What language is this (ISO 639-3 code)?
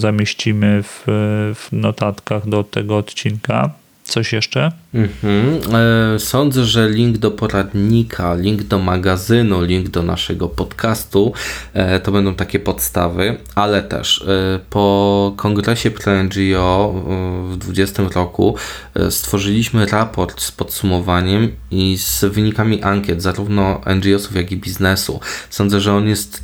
pol